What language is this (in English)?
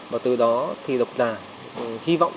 Vietnamese